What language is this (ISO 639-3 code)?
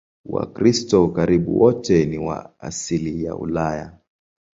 swa